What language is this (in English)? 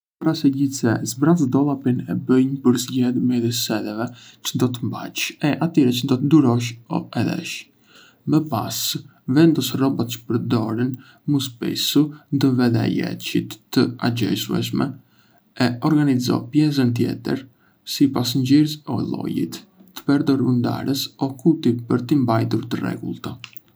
Arbëreshë Albanian